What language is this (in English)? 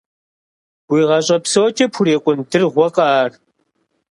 Kabardian